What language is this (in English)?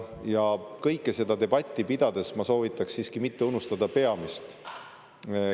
Estonian